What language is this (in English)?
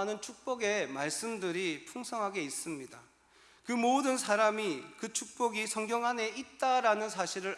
Korean